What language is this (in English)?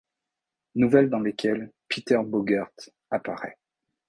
French